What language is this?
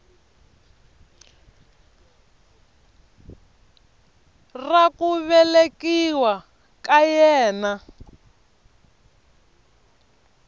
Tsonga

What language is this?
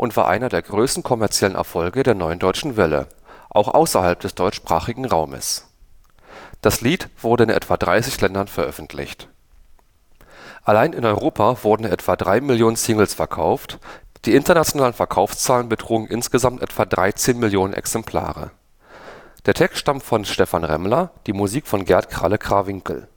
German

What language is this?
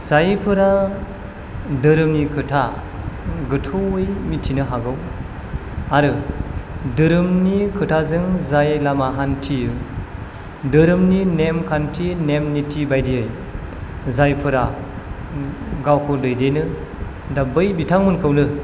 Bodo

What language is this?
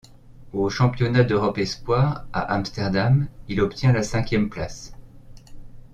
French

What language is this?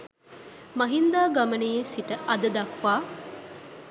Sinhala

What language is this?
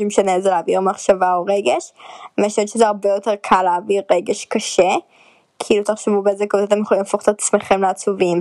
Hebrew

